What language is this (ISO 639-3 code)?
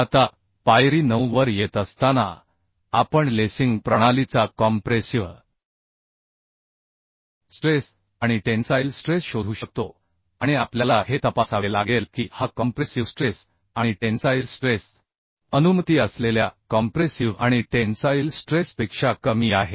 mar